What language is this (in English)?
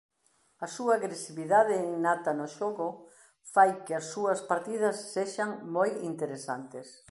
Galician